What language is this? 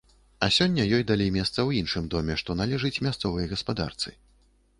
Belarusian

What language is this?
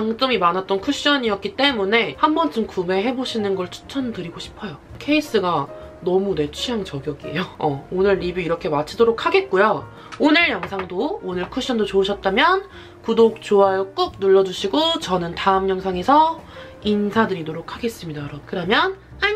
Korean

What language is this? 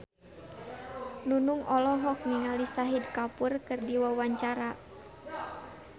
Sundanese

